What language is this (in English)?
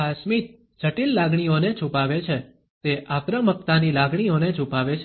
Gujarati